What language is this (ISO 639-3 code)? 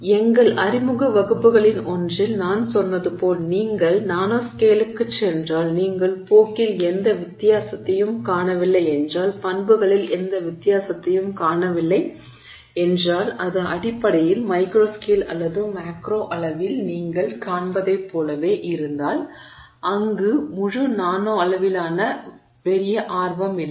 tam